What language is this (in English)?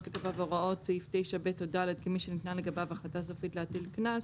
Hebrew